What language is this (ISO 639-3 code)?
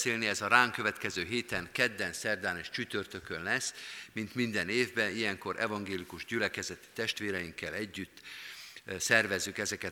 hun